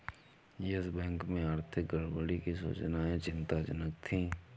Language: Hindi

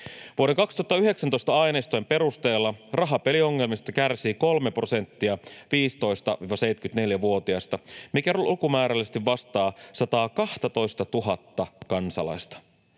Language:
Finnish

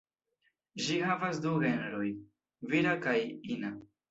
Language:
Esperanto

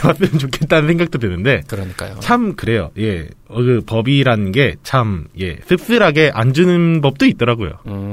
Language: Korean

